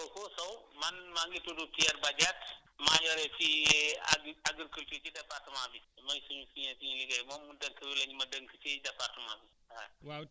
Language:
Wolof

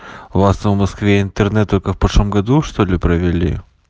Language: Russian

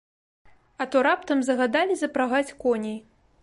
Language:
Belarusian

